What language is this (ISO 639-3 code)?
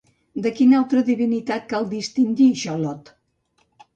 cat